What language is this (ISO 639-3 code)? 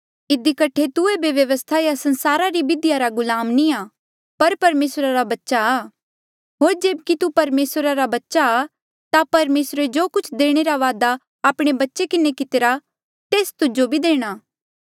mjl